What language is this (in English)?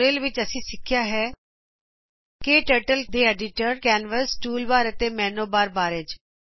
Punjabi